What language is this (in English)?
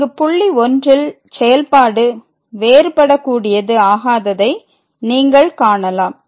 Tamil